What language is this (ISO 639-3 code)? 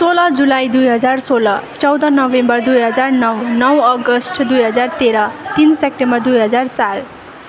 nep